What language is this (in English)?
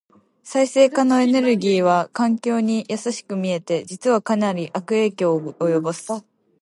Japanese